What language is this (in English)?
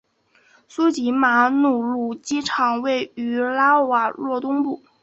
Chinese